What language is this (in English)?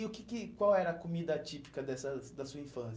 Portuguese